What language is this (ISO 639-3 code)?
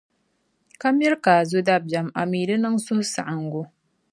dag